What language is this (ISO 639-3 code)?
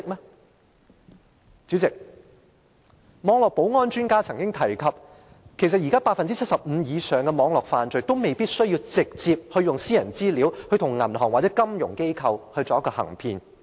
yue